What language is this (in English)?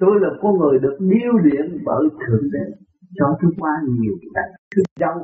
Vietnamese